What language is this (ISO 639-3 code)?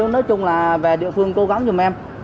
vie